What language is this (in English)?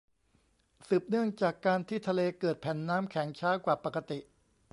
Thai